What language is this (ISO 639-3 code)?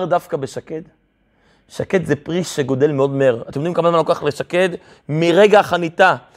heb